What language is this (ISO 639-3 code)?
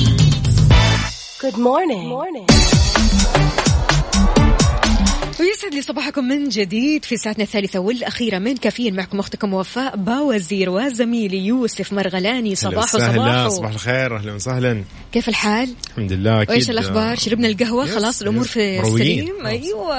ara